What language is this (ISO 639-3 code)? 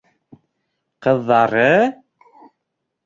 bak